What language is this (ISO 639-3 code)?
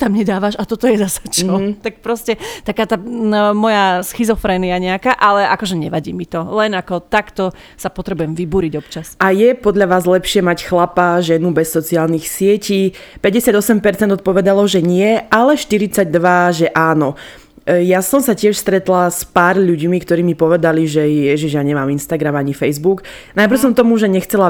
slk